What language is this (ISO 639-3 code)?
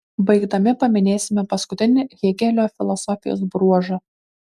lit